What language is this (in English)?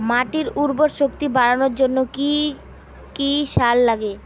Bangla